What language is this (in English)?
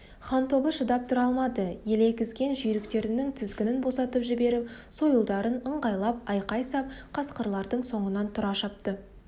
Kazakh